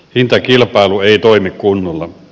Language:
Finnish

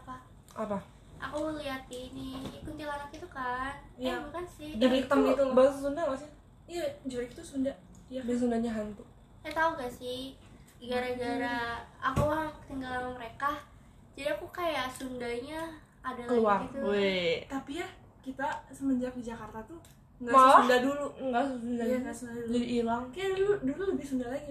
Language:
Indonesian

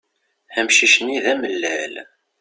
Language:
Kabyle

